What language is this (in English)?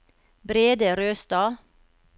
Norwegian